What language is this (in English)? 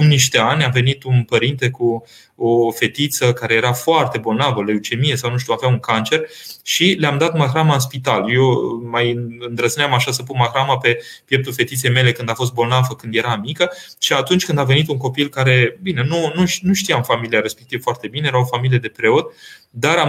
Romanian